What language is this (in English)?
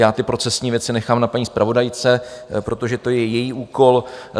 Czech